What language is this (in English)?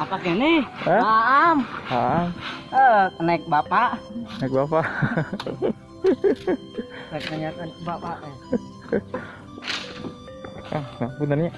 Indonesian